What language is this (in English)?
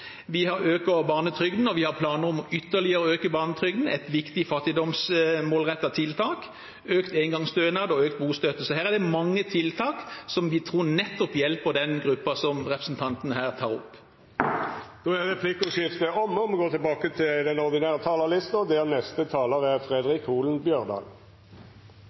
Norwegian